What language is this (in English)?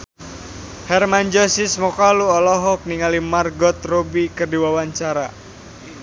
Sundanese